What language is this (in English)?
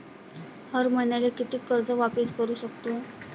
Marathi